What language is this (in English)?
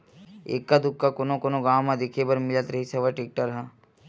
Chhattisgarhi